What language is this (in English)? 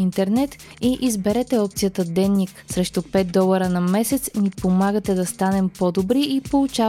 Bulgarian